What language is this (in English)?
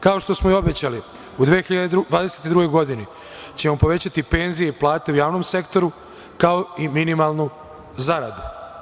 Serbian